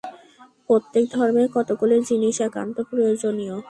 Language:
Bangla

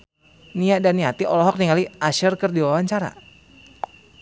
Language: Sundanese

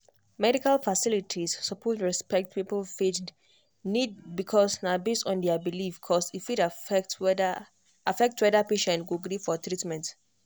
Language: Nigerian Pidgin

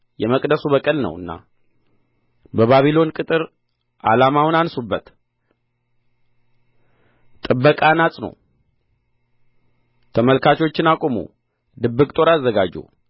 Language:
Amharic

